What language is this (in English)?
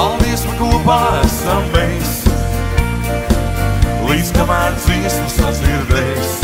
Latvian